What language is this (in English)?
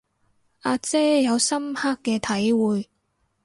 Cantonese